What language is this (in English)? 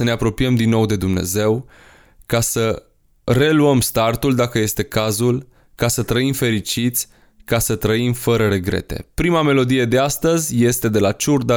Romanian